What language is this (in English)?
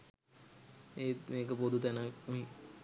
Sinhala